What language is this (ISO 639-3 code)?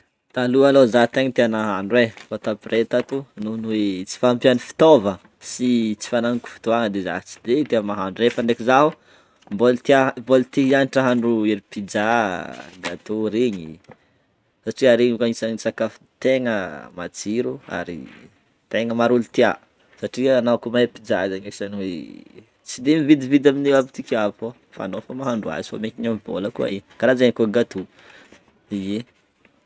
bmm